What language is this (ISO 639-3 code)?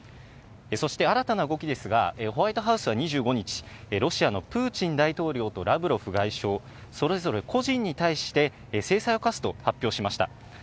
jpn